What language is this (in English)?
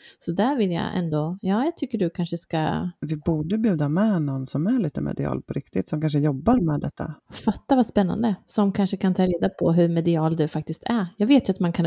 Swedish